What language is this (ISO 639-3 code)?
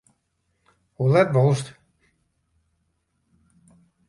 fry